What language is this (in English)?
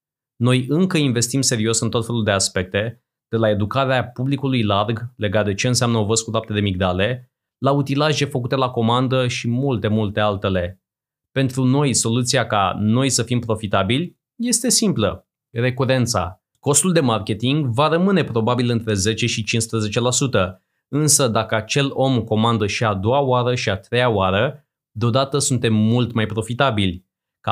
Romanian